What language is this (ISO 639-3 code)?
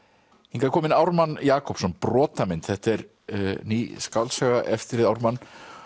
isl